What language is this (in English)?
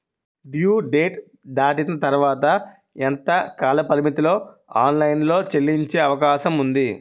Telugu